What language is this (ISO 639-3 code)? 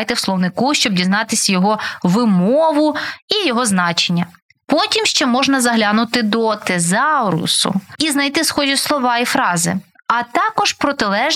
ukr